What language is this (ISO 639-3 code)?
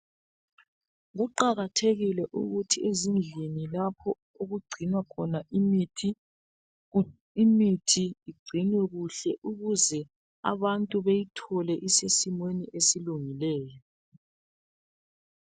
nde